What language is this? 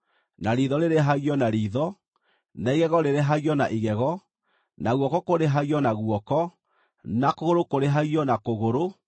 Kikuyu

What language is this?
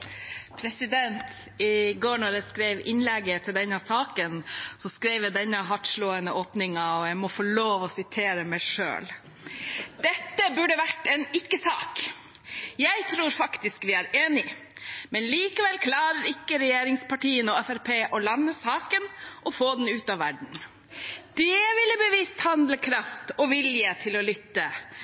Norwegian Bokmål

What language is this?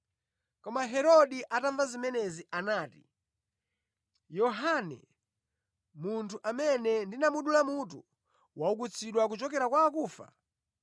Nyanja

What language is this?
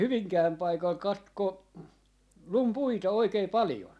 Finnish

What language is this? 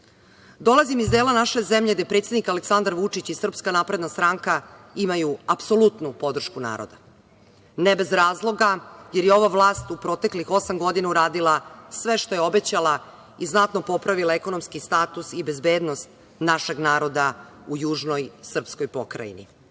Serbian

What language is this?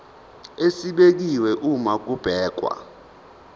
Zulu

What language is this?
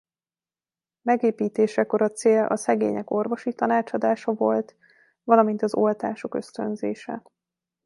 Hungarian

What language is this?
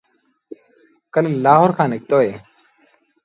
Sindhi Bhil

